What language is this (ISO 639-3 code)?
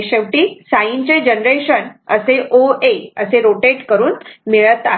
mar